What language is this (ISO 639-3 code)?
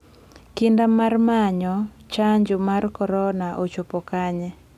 luo